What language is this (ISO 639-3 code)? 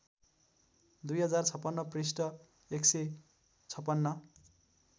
nep